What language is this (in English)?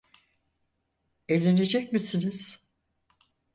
Turkish